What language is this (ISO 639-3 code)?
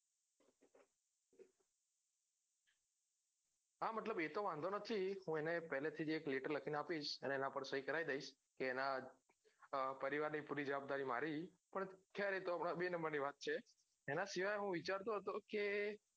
guj